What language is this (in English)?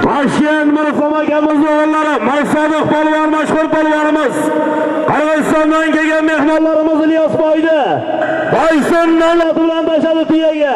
Turkish